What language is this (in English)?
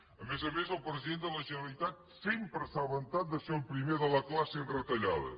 Catalan